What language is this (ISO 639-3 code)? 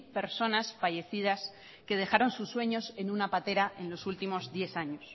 spa